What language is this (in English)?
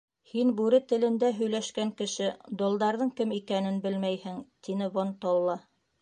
Bashkir